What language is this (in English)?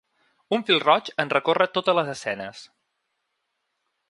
Catalan